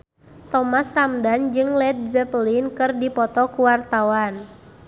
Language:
Sundanese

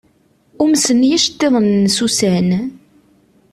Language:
Kabyle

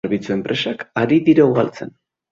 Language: Basque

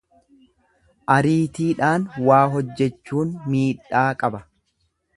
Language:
Oromo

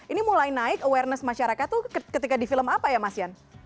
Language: Indonesian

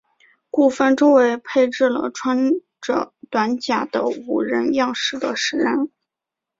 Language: Chinese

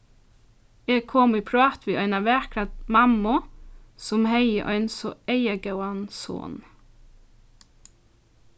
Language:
Faroese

